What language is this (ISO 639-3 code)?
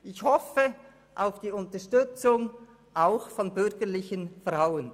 gsw